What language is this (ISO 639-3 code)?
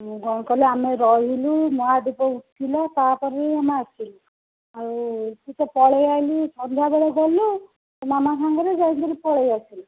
ori